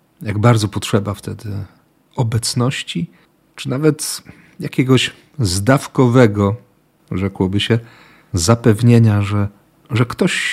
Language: Polish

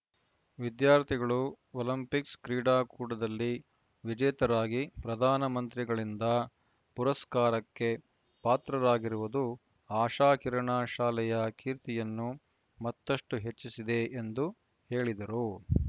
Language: Kannada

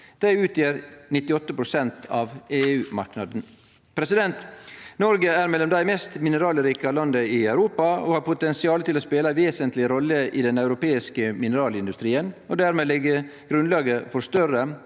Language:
Norwegian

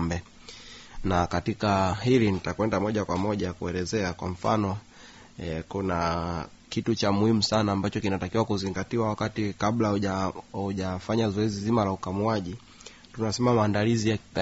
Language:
Swahili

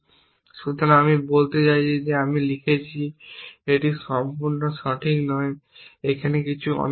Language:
Bangla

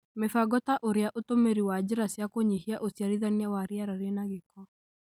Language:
Kikuyu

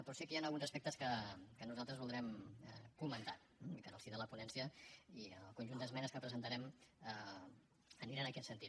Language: Catalan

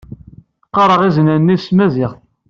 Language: Kabyle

